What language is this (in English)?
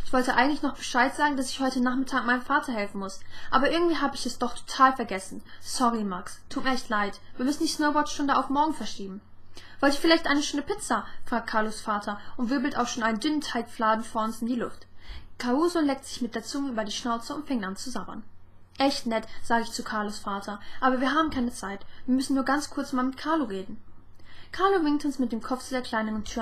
German